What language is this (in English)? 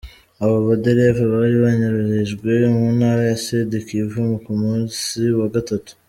Kinyarwanda